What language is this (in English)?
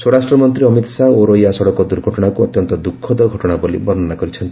Odia